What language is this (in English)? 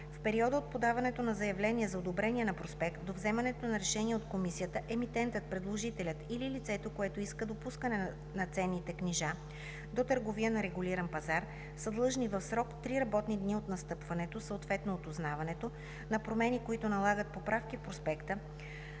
Bulgarian